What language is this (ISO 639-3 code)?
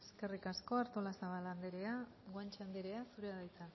eus